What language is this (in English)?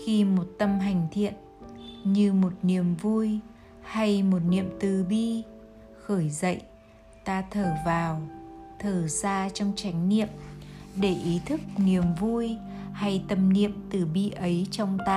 Vietnamese